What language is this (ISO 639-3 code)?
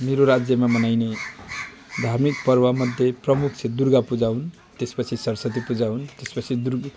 nep